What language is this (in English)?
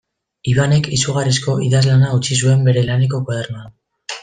Basque